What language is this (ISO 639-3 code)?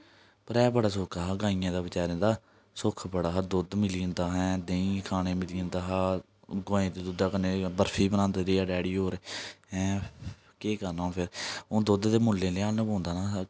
doi